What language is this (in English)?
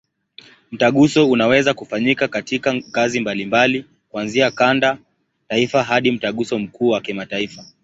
Swahili